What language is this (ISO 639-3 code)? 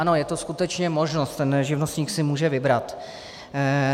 ces